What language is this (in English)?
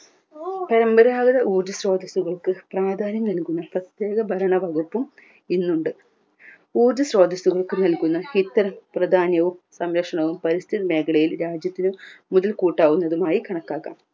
Malayalam